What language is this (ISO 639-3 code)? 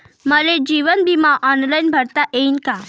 mar